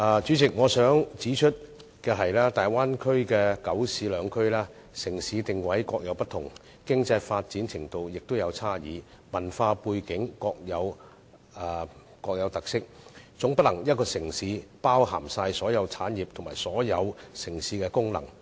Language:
Cantonese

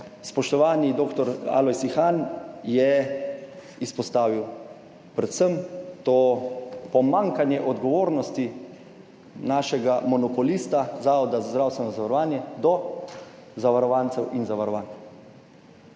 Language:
Slovenian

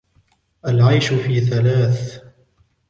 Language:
Arabic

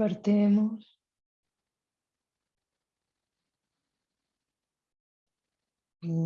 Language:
Spanish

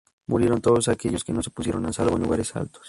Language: Spanish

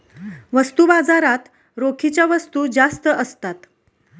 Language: Marathi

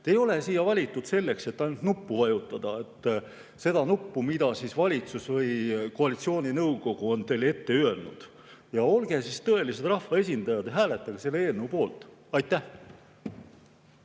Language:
Estonian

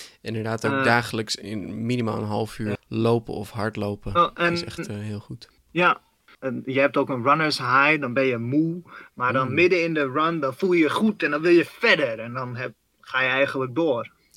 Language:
Dutch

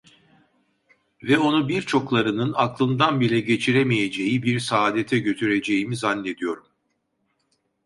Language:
Turkish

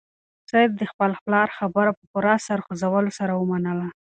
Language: Pashto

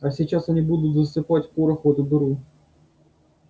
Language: Russian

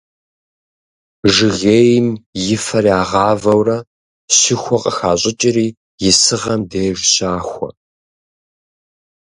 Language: Kabardian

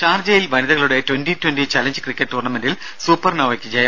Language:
Malayalam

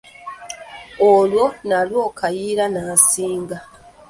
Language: Ganda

